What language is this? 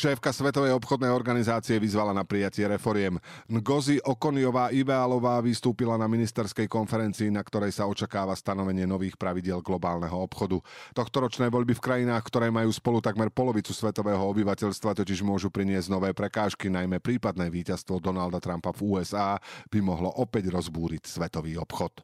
Slovak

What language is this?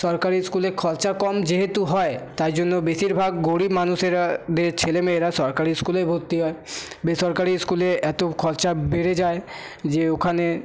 Bangla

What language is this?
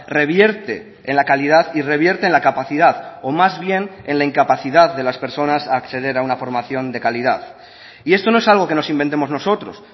Spanish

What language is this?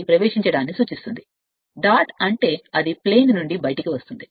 Telugu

